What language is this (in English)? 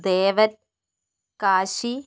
Malayalam